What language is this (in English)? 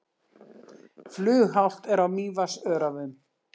Icelandic